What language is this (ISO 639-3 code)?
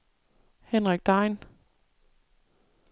dan